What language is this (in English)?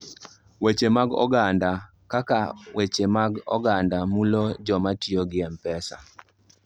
Luo (Kenya and Tanzania)